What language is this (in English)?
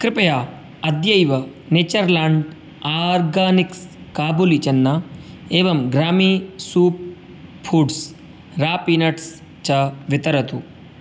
Sanskrit